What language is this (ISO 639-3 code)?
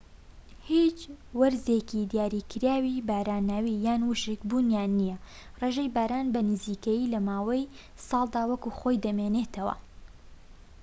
ckb